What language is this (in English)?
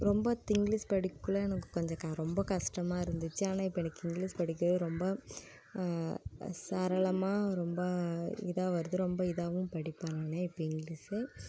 Tamil